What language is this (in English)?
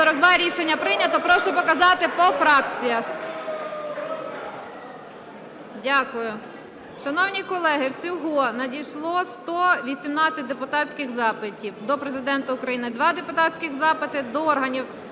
Ukrainian